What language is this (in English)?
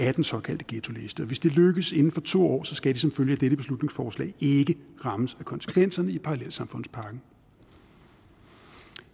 Danish